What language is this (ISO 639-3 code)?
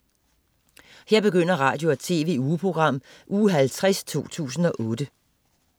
dan